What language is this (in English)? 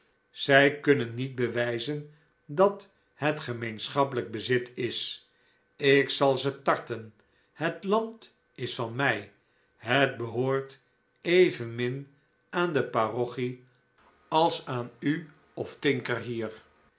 Dutch